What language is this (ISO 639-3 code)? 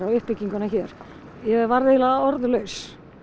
isl